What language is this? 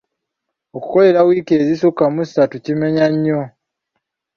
Ganda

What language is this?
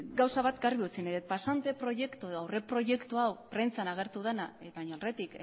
Basque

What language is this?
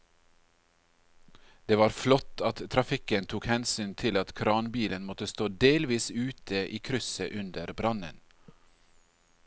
Norwegian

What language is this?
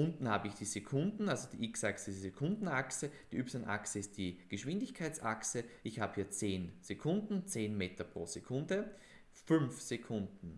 German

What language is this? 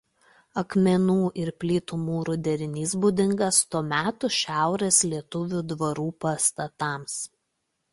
Lithuanian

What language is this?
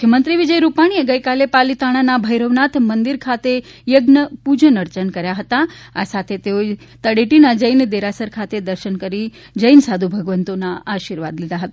Gujarati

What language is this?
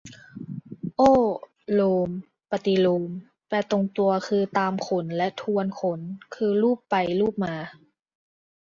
Thai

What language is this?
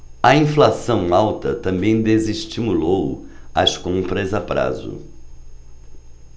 Portuguese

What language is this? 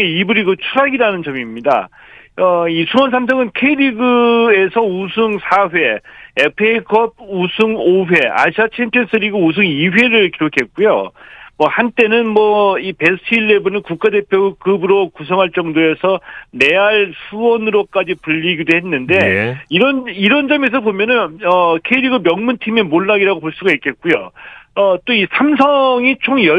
Korean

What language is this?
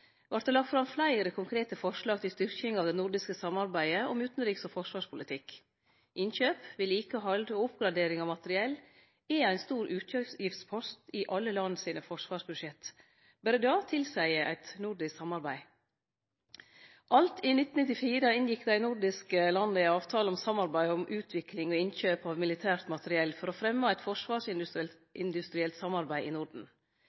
Norwegian Nynorsk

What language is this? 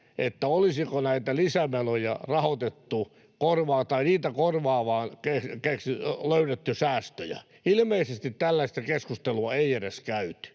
Finnish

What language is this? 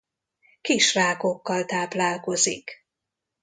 Hungarian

